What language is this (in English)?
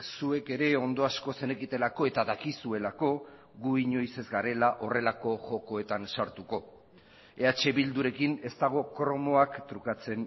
Basque